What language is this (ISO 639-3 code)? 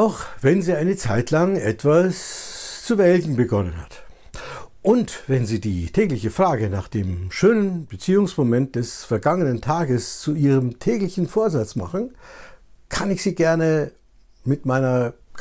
deu